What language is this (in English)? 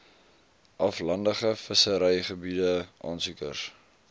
Afrikaans